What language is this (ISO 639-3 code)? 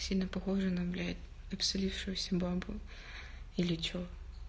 rus